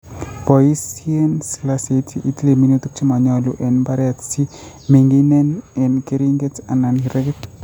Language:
Kalenjin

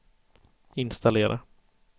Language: Swedish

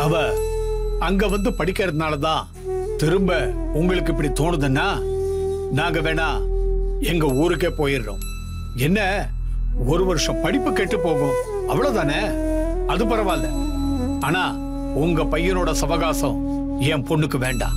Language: Romanian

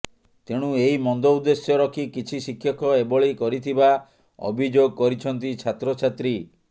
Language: Odia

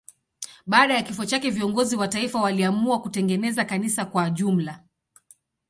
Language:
Swahili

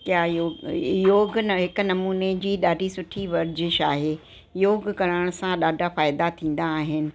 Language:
Sindhi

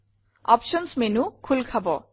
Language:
Assamese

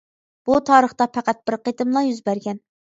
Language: Uyghur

